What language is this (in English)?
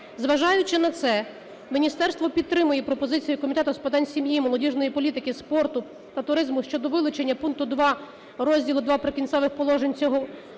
Ukrainian